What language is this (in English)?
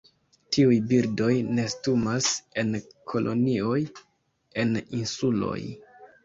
Esperanto